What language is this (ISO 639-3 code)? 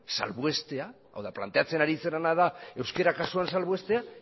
eus